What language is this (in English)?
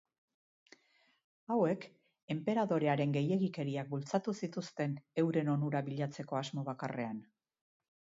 Basque